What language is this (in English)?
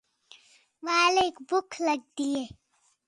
Khetrani